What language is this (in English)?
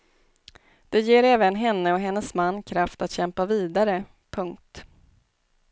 Swedish